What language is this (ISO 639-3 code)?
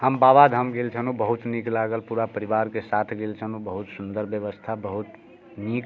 mai